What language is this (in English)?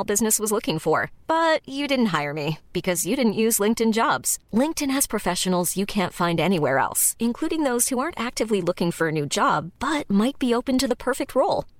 Filipino